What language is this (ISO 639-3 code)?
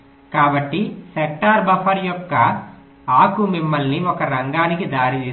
tel